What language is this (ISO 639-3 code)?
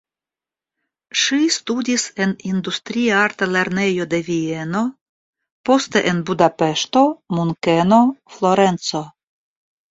epo